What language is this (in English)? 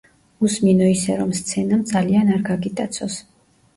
Georgian